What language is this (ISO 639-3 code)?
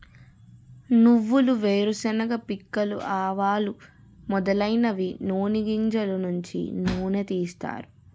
tel